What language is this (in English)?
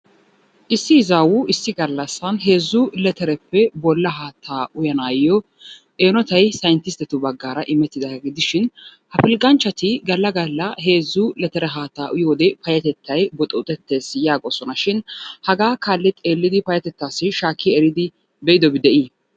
Wolaytta